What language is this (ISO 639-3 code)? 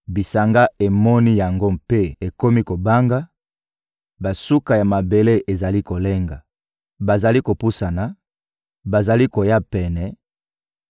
lin